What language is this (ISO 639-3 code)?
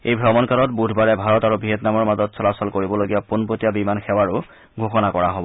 asm